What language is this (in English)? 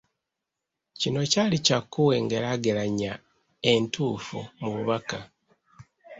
Ganda